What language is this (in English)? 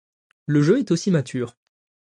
French